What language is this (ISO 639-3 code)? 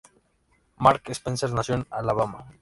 spa